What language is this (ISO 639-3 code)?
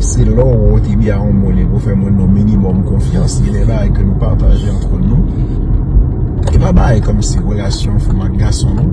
fra